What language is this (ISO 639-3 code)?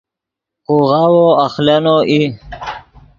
ydg